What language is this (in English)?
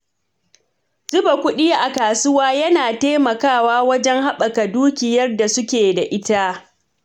Hausa